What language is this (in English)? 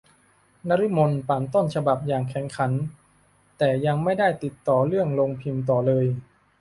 Thai